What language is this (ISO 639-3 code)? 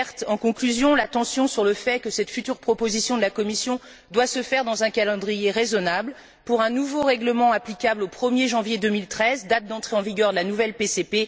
fra